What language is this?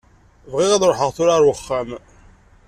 Kabyle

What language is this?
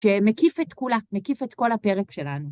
Hebrew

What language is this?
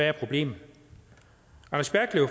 Danish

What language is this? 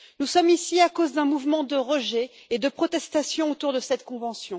French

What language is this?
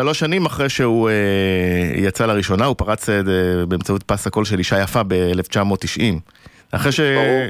Hebrew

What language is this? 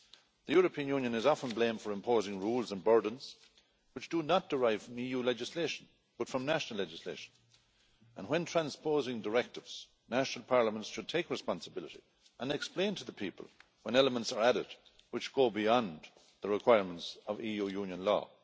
English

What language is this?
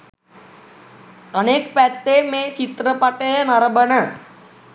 Sinhala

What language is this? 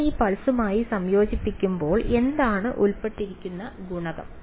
Malayalam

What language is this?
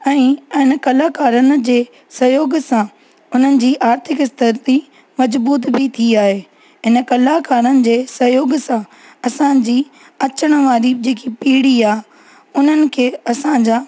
Sindhi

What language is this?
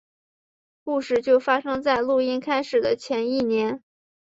Chinese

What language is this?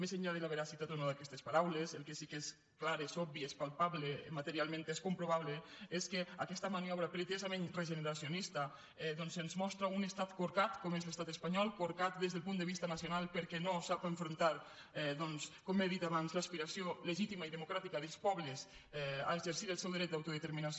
Catalan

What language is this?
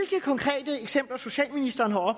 Danish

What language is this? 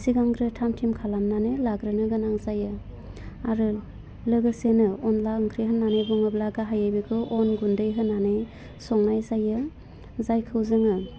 Bodo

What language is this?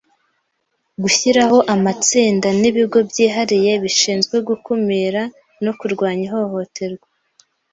Kinyarwanda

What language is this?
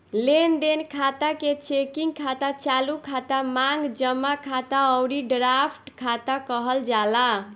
Bhojpuri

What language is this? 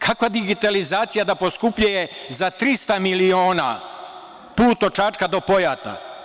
Serbian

